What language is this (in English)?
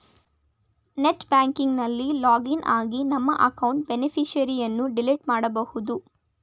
Kannada